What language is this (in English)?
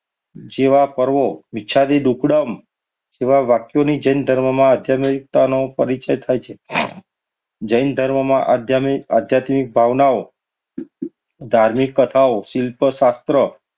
Gujarati